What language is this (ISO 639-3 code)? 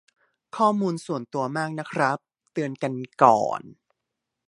tha